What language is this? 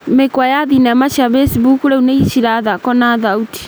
Kikuyu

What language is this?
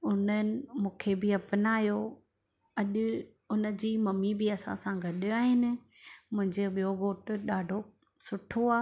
Sindhi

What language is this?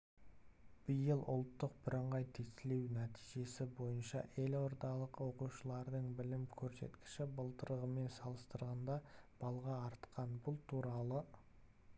Kazakh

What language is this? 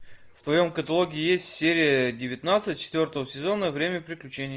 Russian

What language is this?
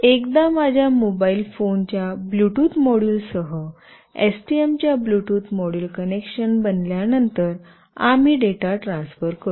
Marathi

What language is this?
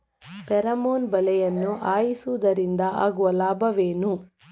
Kannada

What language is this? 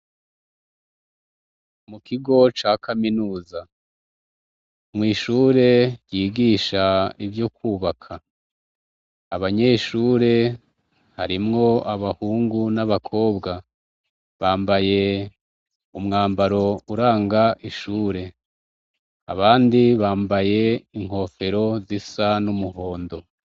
Rundi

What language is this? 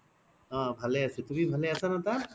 Assamese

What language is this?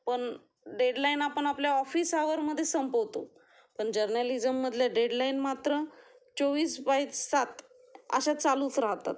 Marathi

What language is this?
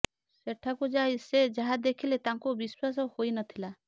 Odia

